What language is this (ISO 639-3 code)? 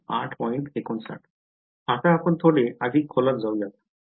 mar